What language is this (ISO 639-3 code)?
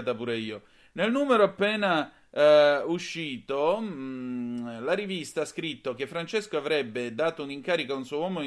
ita